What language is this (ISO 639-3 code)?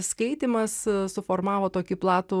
lit